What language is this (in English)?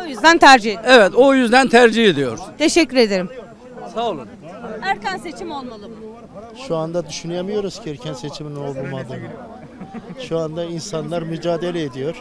Turkish